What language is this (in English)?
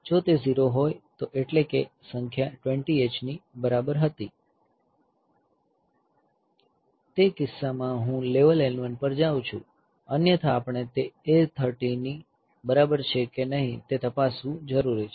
Gujarati